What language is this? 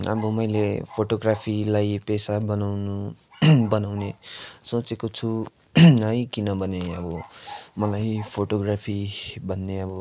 Nepali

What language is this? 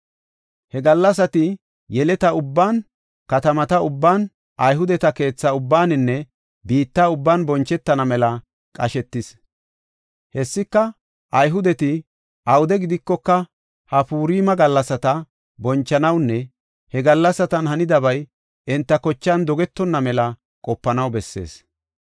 Gofa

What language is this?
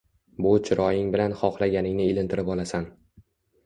Uzbek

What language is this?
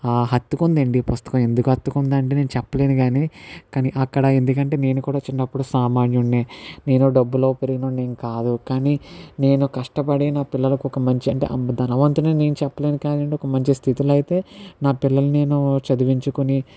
Telugu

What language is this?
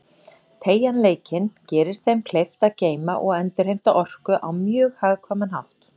Icelandic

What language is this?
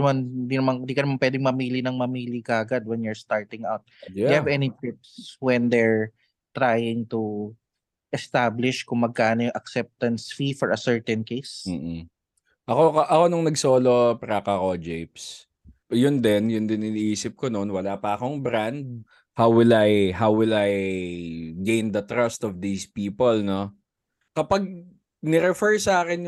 Filipino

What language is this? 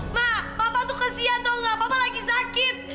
Indonesian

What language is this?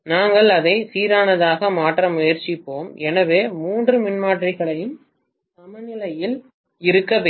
Tamil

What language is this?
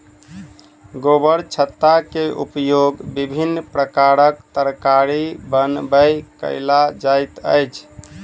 Maithili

